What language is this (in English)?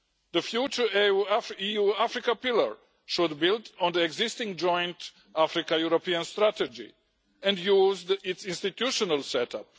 English